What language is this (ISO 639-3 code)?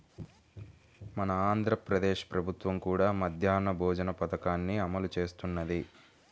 tel